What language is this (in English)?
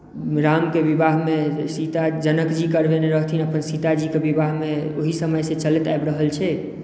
Maithili